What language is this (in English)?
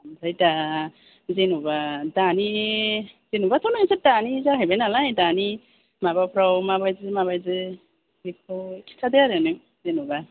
Bodo